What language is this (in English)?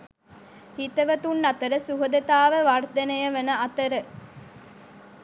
Sinhala